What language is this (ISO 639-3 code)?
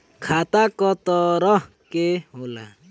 bho